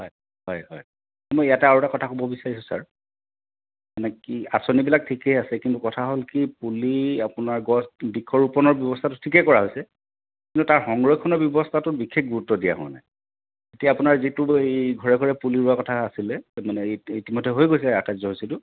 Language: Assamese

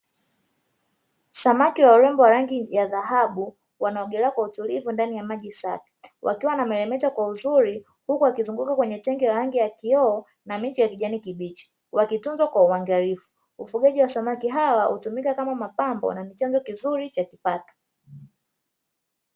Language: Swahili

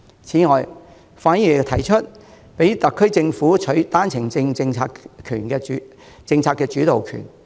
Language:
Cantonese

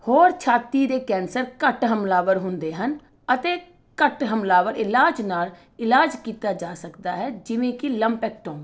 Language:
Punjabi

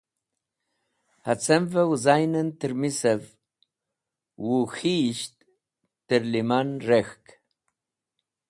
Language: Wakhi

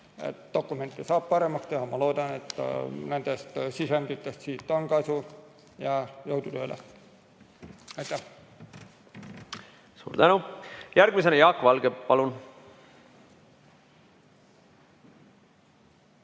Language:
Estonian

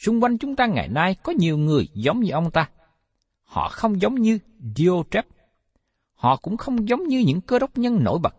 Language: Vietnamese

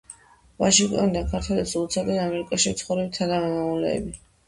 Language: Georgian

